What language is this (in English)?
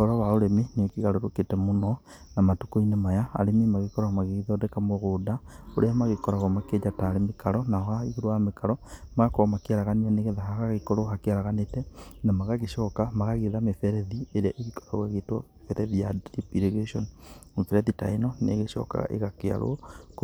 Kikuyu